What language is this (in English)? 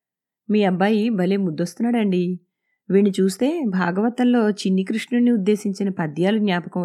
Telugu